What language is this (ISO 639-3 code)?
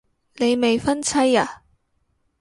yue